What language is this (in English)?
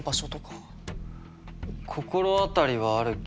Japanese